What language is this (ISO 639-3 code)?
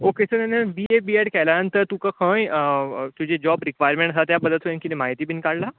kok